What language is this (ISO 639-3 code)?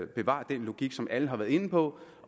dan